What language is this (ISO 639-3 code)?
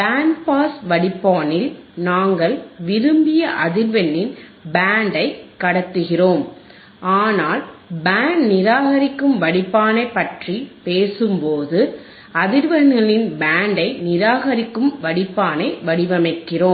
tam